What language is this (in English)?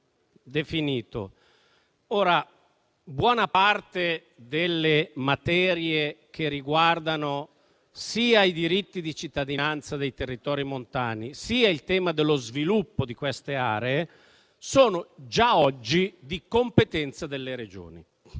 Italian